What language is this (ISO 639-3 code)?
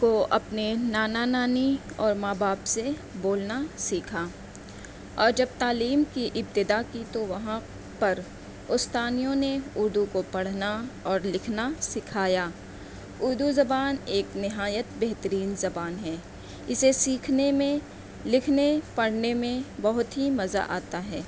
urd